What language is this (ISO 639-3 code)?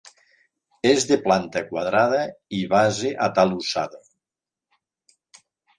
cat